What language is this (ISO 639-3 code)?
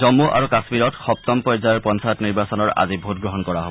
asm